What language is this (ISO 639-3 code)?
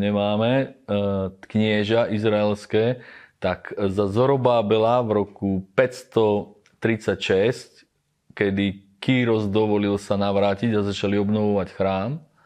slk